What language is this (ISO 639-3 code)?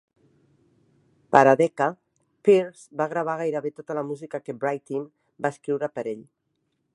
cat